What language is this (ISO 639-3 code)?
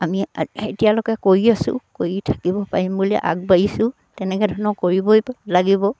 asm